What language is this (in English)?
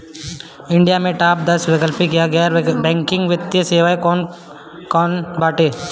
Bhojpuri